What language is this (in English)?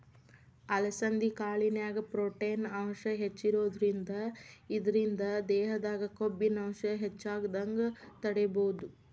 Kannada